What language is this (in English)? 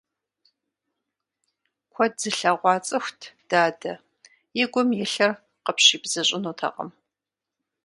Kabardian